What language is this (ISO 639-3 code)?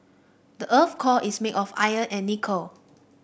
eng